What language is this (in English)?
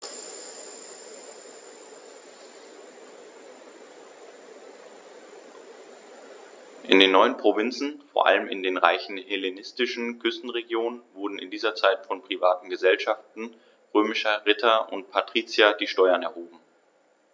German